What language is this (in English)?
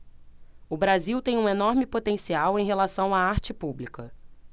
Portuguese